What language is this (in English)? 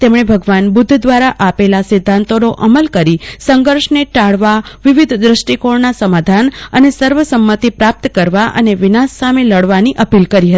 Gujarati